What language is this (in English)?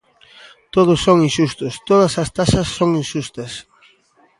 Galician